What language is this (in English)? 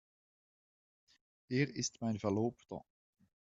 German